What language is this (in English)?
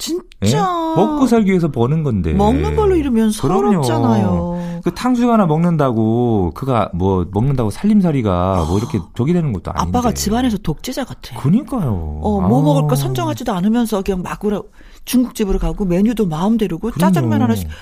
Korean